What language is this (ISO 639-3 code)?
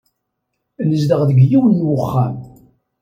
kab